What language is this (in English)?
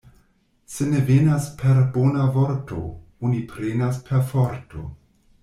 Esperanto